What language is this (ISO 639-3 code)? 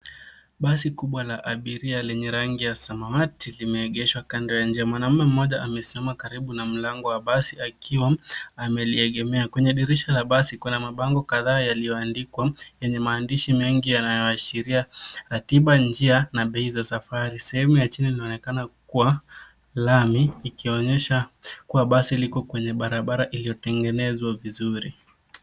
swa